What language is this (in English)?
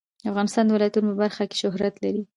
Pashto